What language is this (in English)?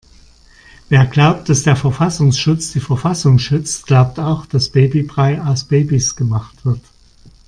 German